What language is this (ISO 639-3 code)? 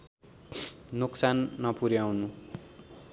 nep